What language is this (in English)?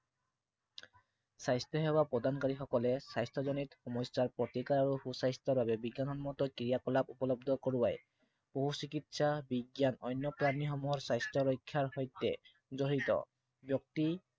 Assamese